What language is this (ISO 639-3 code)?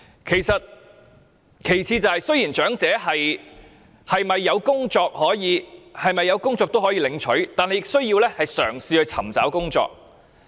yue